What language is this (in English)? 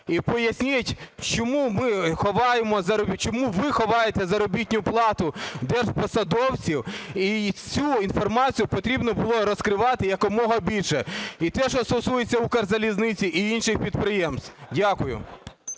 Ukrainian